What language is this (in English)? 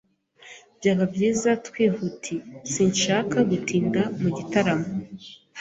Kinyarwanda